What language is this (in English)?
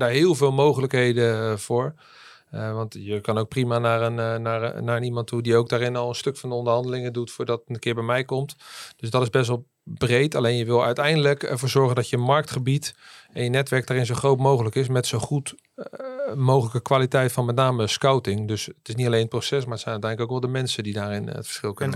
Dutch